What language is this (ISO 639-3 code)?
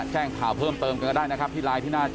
tha